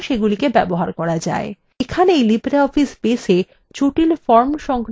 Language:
Bangla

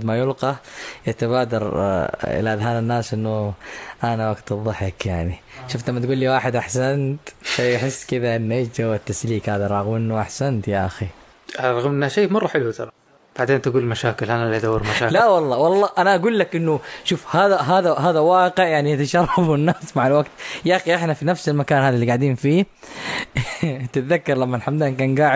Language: Arabic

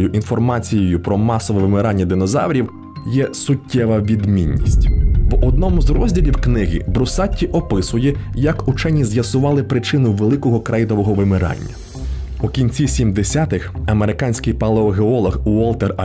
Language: Ukrainian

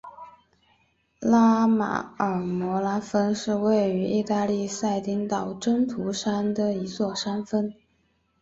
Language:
Chinese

